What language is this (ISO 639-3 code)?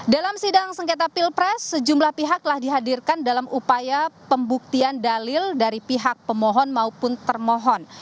ind